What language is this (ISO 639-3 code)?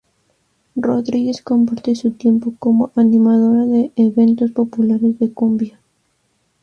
spa